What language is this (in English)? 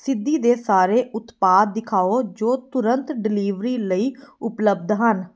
Punjabi